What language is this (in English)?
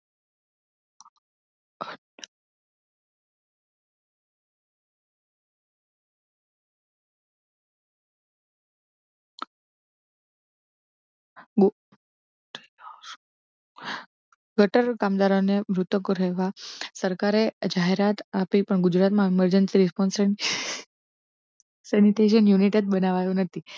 Gujarati